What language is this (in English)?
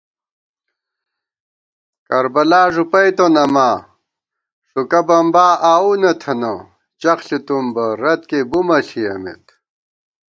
Gawar-Bati